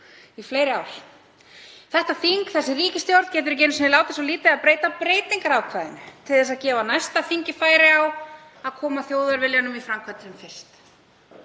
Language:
Icelandic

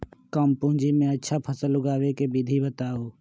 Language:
Magahi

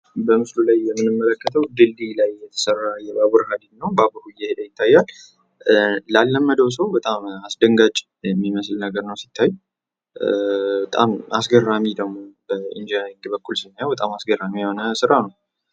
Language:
Amharic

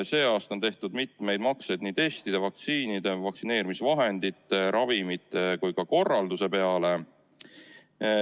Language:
Estonian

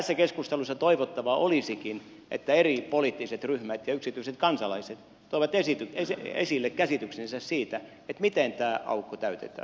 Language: Finnish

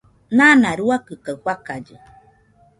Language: Nüpode Huitoto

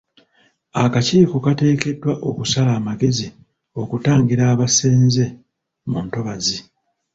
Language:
Ganda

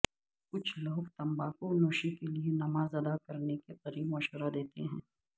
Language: Urdu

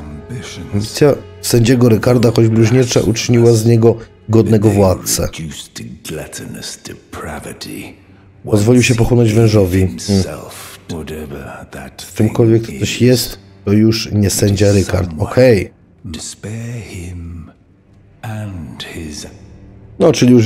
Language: Polish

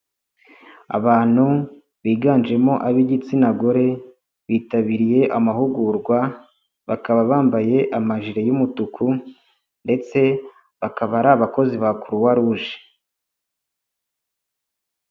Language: Kinyarwanda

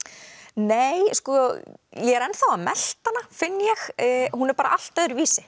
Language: Icelandic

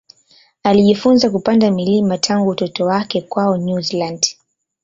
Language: Swahili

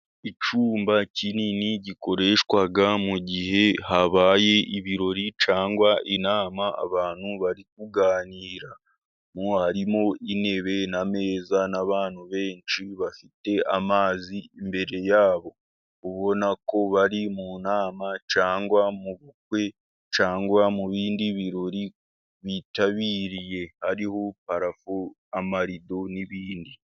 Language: Kinyarwanda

